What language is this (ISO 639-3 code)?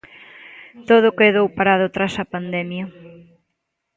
glg